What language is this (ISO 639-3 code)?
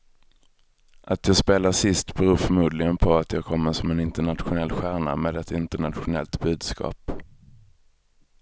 swe